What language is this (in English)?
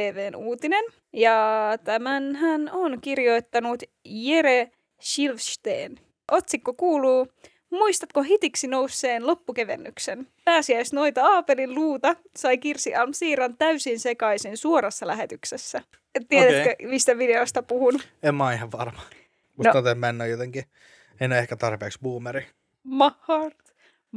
Finnish